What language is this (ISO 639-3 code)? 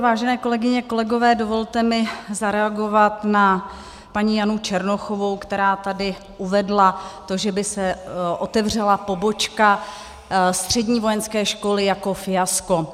ces